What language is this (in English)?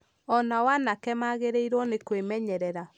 Kikuyu